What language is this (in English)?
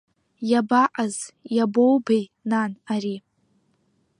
Abkhazian